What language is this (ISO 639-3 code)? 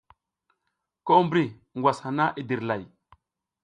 giz